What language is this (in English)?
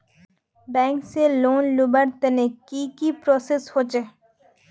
Magahi